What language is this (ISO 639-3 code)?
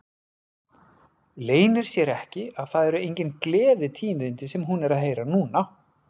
isl